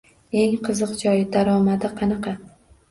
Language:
Uzbek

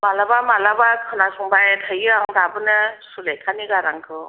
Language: Bodo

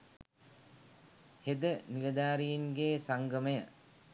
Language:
Sinhala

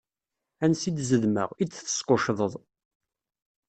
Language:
Kabyle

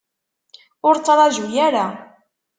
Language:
Kabyle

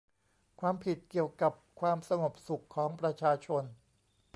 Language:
Thai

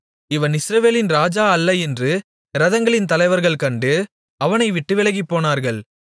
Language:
Tamil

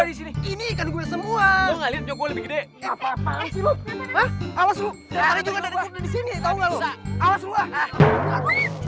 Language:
Indonesian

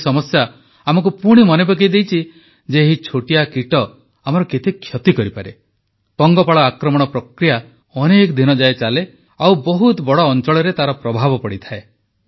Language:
Odia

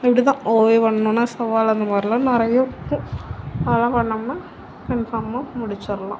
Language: Tamil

